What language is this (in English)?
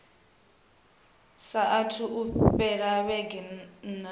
Venda